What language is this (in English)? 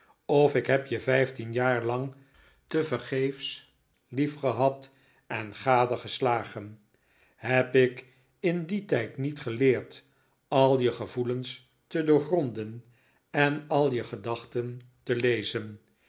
Dutch